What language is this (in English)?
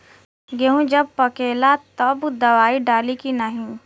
Bhojpuri